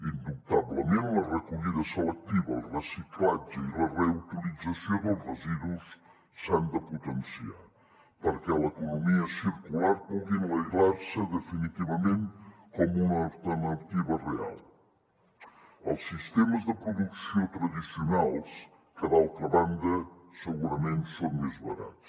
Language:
Catalan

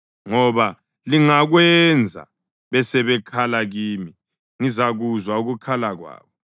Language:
North Ndebele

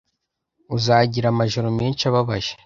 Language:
Kinyarwanda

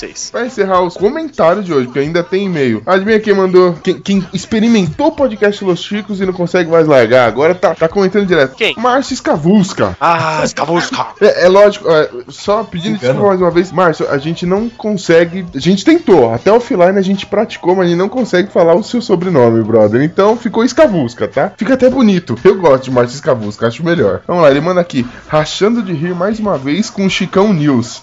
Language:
Portuguese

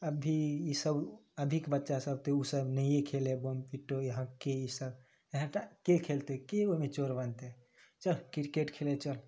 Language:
Maithili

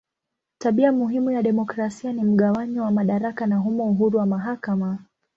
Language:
Swahili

